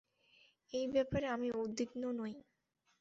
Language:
Bangla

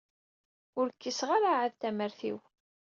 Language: Kabyle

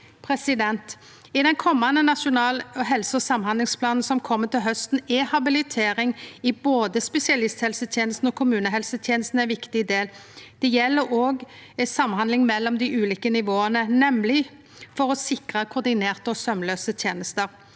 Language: Norwegian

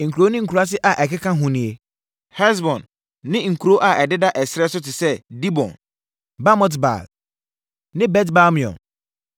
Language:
Akan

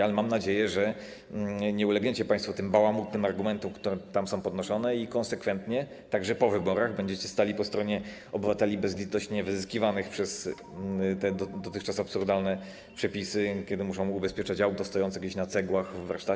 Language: Polish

